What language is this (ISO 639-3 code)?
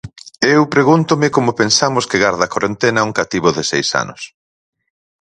glg